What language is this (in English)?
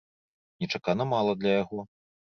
Belarusian